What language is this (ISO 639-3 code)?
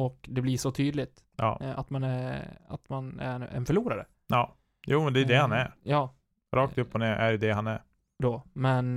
swe